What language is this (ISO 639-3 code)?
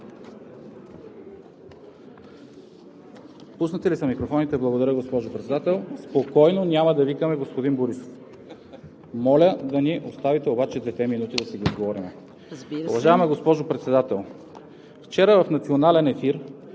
bul